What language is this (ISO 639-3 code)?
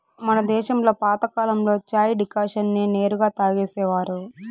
tel